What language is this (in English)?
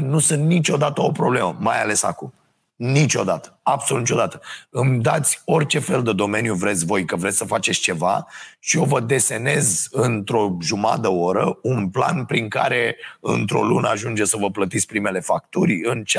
Romanian